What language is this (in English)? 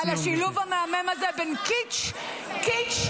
Hebrew